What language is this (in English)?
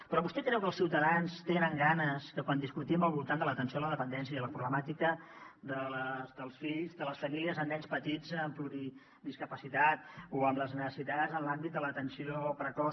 Catalan